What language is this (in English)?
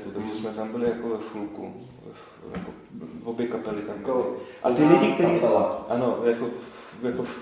Czech